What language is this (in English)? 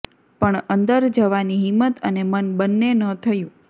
Gujarati